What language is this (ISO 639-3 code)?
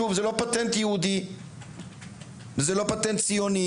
heb